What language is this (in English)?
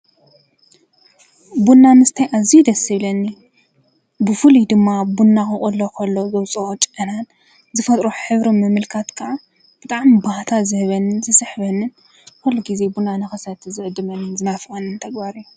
Tigrinya